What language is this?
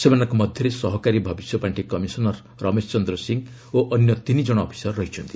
Odia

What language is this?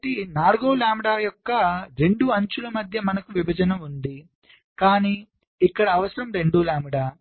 Telugu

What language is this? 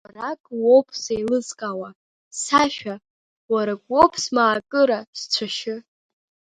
Abkhazian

